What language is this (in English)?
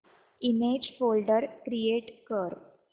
Marathi